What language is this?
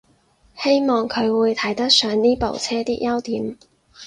Cantonese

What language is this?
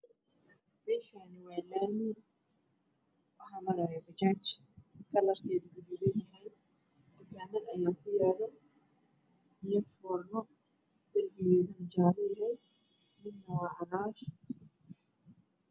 Somali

